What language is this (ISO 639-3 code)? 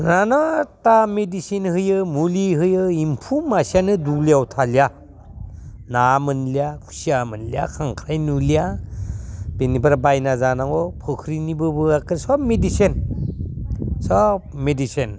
brx